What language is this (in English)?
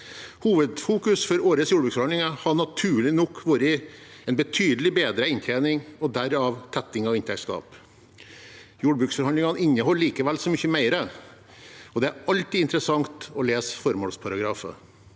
Norwegian